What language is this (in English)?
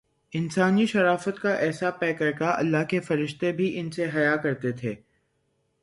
Urdu